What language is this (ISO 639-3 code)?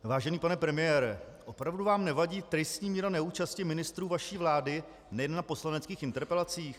ces